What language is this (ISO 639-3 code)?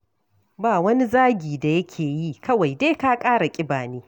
hau